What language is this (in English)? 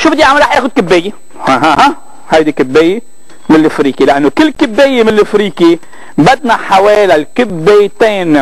Arabic